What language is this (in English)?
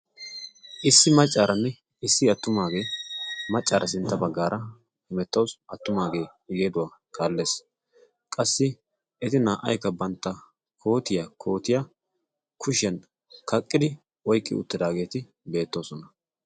Wolaytta